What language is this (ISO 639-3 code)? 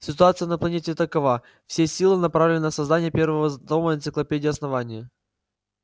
rus